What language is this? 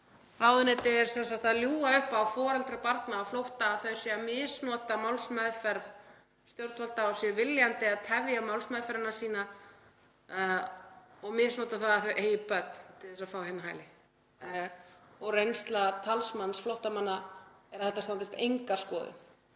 Icelandic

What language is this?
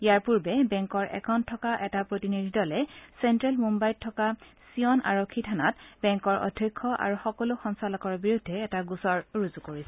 Assamese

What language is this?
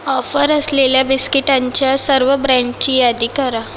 Marathi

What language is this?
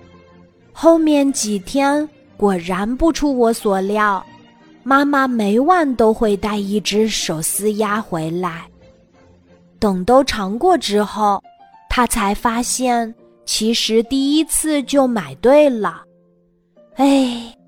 Chinese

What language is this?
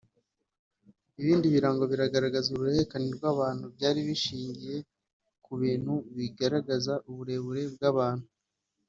Kinyarwanda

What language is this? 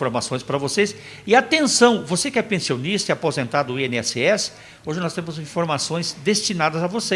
Portuguese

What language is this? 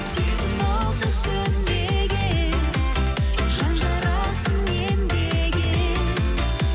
Kazakh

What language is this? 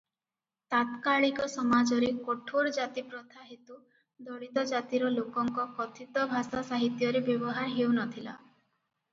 Odia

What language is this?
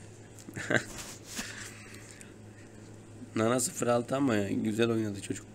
Turkish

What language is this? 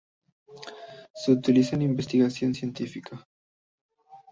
Spanish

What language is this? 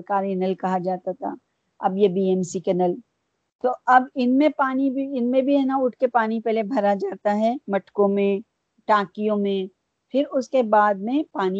Urdu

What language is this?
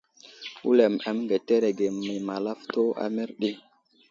Wuzlam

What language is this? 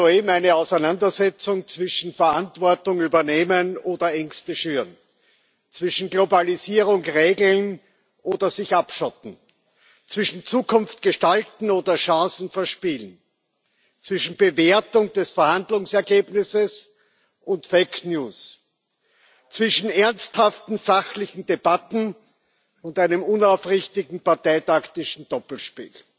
German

